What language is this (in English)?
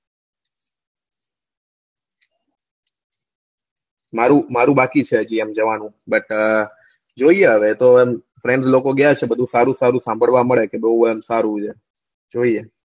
Gujarati